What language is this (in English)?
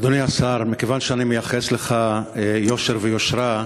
Hebrew